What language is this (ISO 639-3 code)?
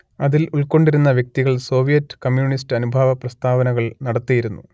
mal